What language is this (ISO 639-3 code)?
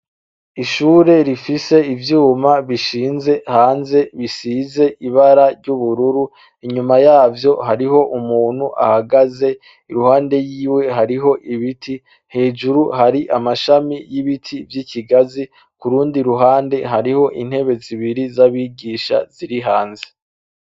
run